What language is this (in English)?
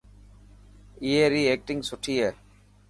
Dhatki